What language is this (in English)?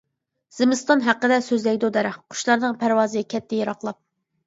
Uyghur